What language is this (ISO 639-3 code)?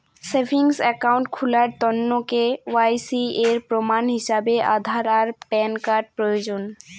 ben